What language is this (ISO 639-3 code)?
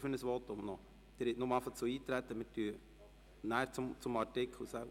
gsw